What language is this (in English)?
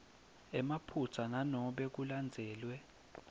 Swati